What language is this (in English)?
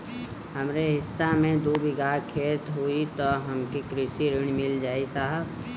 Bhojpuri